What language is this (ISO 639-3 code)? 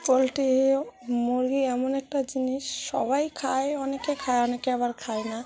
ben